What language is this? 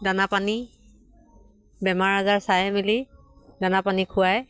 Assamese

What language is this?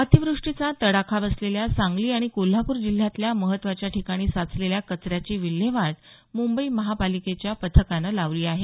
Marathi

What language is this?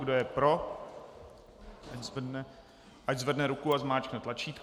Czech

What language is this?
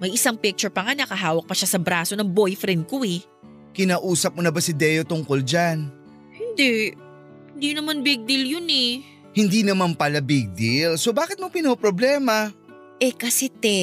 Filipino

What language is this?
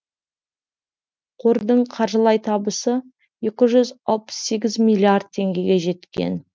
Kazakh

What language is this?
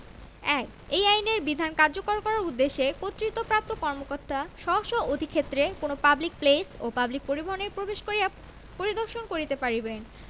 Bangla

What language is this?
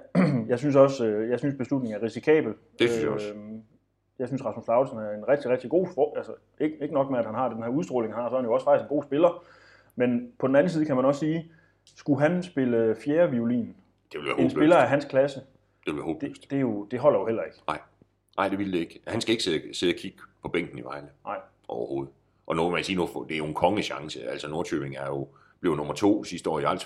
Danish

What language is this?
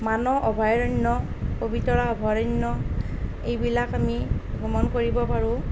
Assamese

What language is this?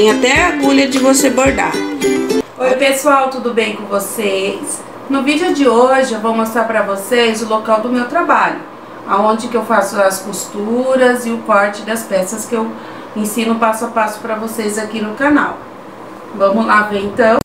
Portuguese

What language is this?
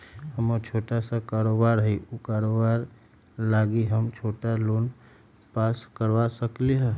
Magahi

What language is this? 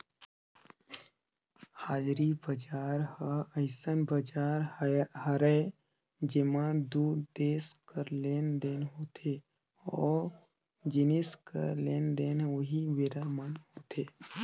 Chhattisgarhi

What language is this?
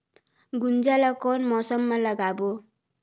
Chhattisgarhi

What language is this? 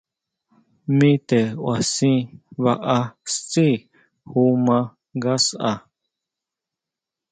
Huautla Mazatec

